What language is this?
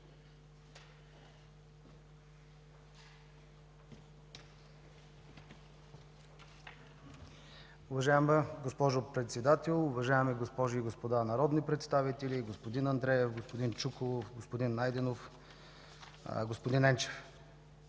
Bulgarian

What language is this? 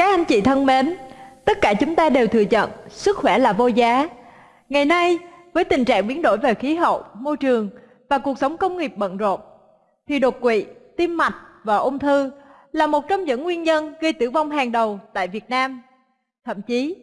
Vietnamese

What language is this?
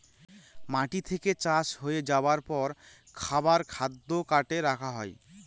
Bangla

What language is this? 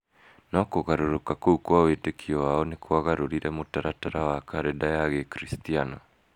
Kikuyu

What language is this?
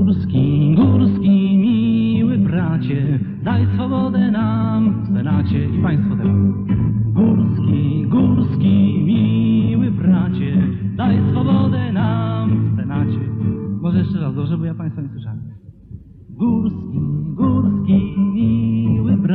Polish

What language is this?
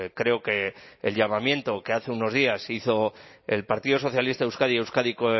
Spanish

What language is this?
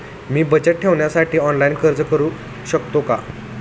Marathi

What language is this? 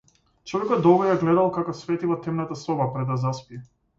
Macedonian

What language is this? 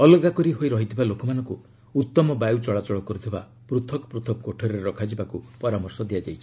Odia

